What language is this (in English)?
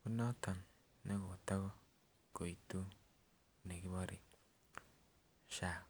Kalenjin